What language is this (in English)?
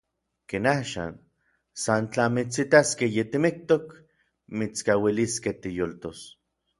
Orizaba Nahuatl